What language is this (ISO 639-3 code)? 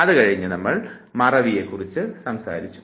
mal